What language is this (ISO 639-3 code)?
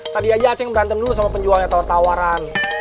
ind